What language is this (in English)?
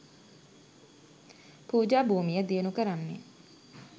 Sinhala